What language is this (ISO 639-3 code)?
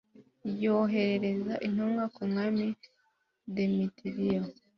kin